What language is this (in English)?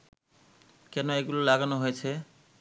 Bangla